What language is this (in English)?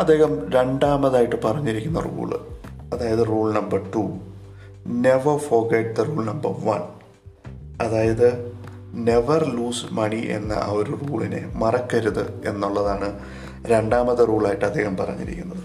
Malayalam